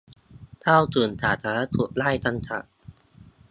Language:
Thai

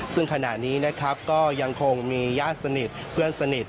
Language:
Thai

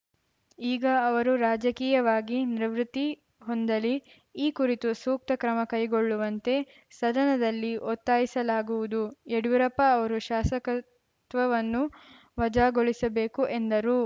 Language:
Kannada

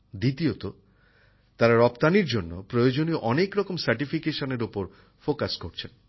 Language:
Bangla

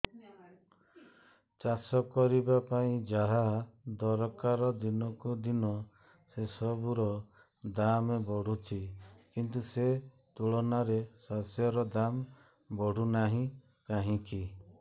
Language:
Odia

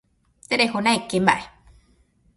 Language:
Guarani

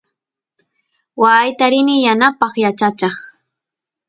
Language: Santiago del Estero Quichua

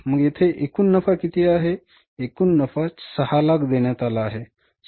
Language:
Marathi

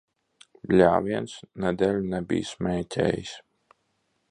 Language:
Latvian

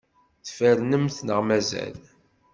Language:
Kabyle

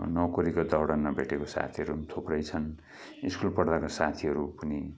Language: Nepali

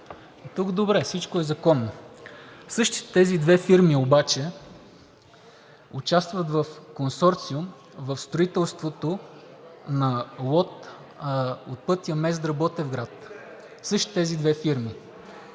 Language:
Bulgarian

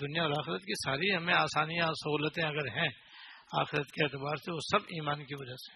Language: Urdu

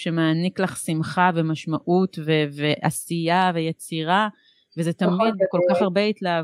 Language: Hebrew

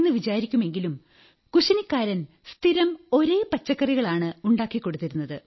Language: Malayalam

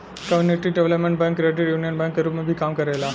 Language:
Bhojpuri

